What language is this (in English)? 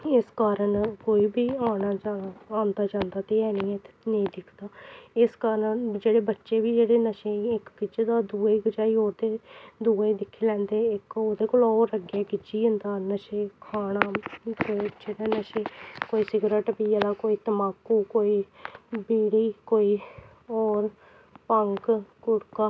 Dogri